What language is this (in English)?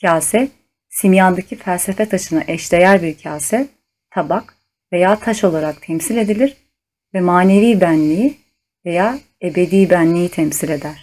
Turkish